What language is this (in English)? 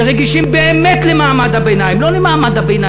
Hebrew